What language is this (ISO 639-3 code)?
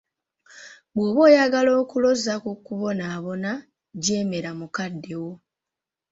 lug